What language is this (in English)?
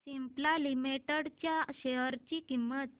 Marathi